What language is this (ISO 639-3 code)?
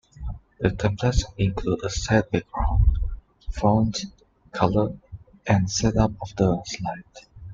eng